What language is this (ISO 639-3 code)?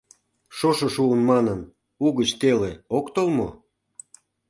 chm